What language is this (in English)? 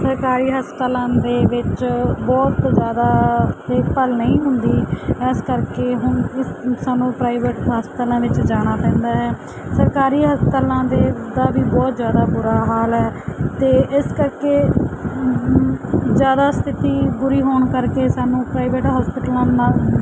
Punjabi